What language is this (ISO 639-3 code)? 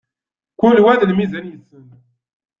kab